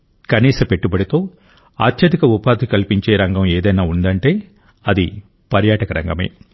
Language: Telugu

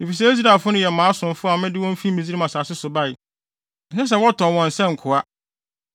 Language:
Akan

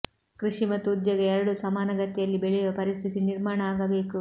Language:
Kannada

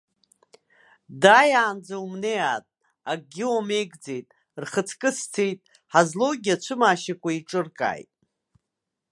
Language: Abkhazian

